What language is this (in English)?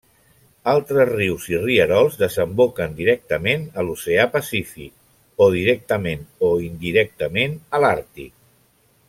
Catalan